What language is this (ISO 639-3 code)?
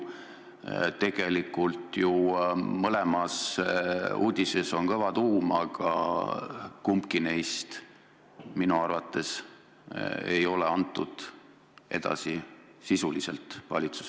est